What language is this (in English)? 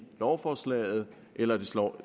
Danish